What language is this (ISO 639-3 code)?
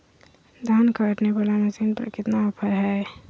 mag